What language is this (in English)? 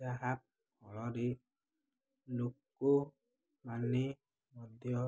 Odia